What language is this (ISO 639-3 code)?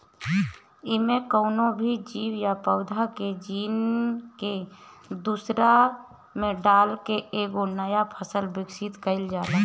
bho